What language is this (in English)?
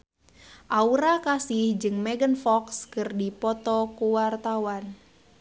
Sundanese